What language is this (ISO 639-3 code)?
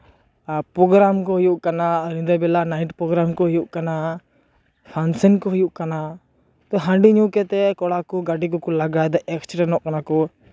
sat